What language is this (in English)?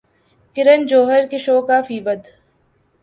Urdu